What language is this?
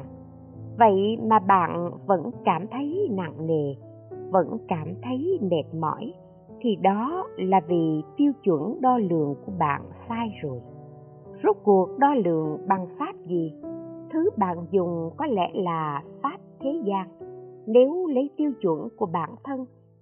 Vietnamese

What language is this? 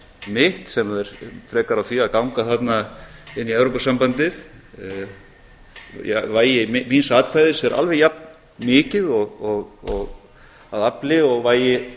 Icelandic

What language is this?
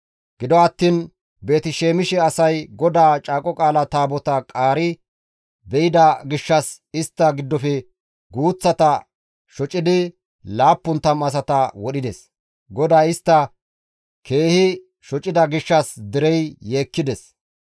Gamo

